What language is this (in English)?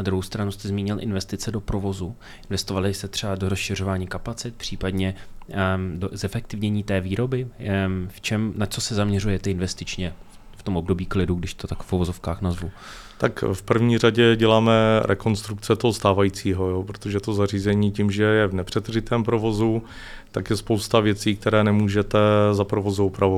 Czech